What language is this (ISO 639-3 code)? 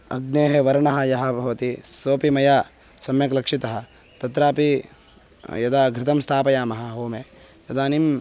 san